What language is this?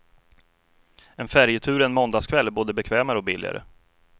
Swedish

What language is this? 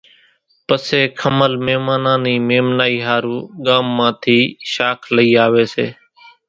Kachi Koli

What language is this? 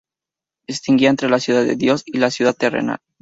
Spanish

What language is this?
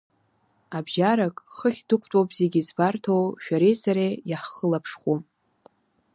Abkhazian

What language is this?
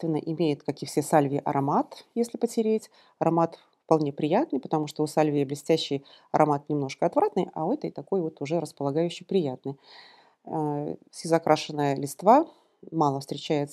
Russian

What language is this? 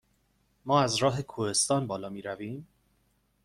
Persian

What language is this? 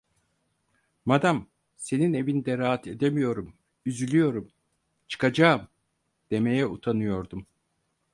Turkish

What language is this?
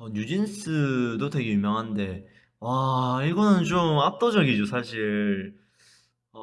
Korean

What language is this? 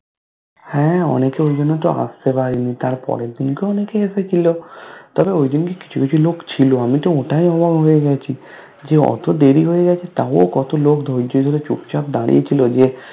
Bangla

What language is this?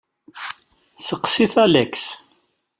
Kabyle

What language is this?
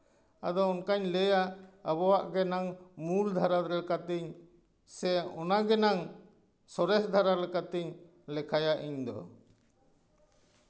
Santali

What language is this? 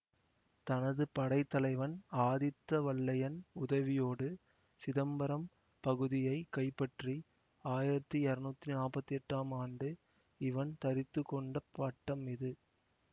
Tamil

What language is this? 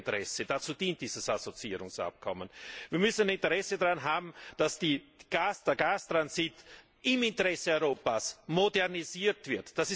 German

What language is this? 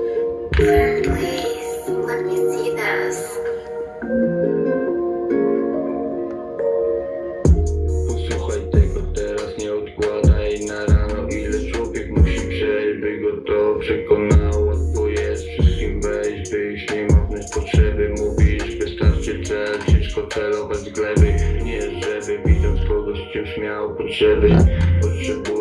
Polish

